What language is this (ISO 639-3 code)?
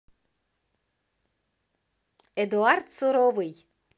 rus